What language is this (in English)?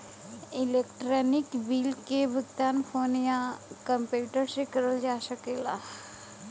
Bhojpuri